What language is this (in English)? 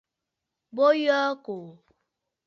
Bafut